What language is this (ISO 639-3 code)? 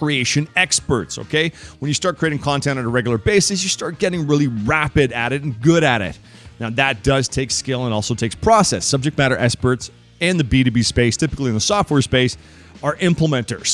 eng